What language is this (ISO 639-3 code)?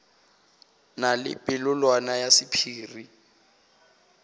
nso